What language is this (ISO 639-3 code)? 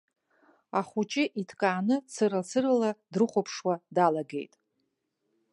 abk